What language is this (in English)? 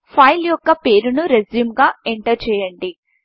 Telugu